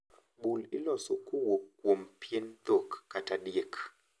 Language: Luo (Kenya and Tanzania)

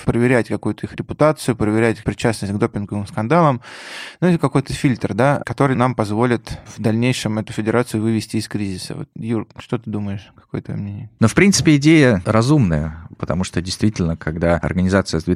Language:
Russian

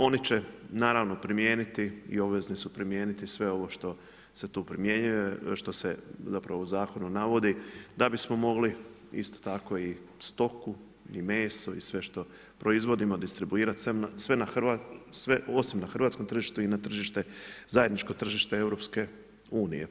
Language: Croatian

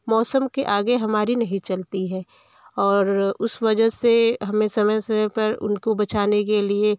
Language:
Hindi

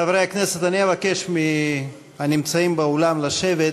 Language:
Hebrew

